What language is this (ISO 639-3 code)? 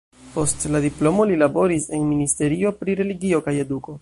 epo